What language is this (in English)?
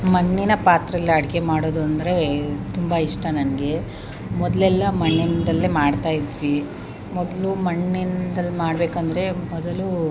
Kannada